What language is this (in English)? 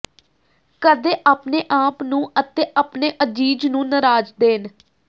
Punjabi